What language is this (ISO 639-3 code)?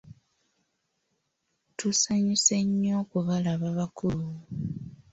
lug